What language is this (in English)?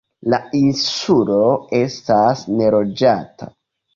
Esperanto